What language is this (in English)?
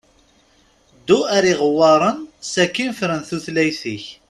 Kabyle